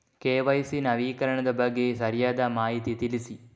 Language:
Kannada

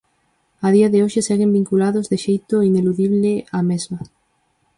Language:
Galician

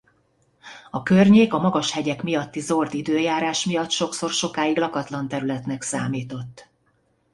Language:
Hungarian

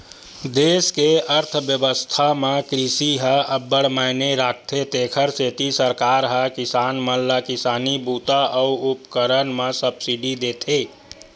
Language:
Chhattisgarhi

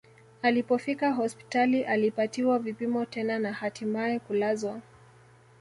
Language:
Swahili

